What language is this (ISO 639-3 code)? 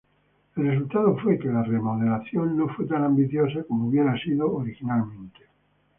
spa